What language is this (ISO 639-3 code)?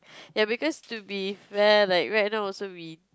eng